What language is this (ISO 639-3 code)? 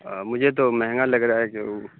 urd